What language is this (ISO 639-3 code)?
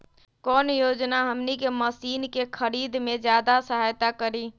mag